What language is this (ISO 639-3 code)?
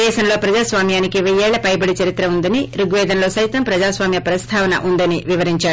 tel